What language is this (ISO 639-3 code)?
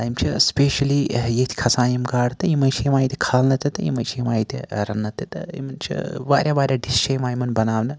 kas